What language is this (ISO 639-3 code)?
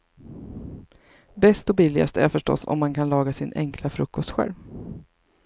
swe